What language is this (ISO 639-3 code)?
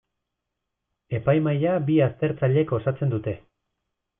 eus